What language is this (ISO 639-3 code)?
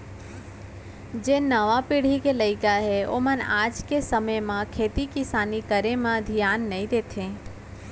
hne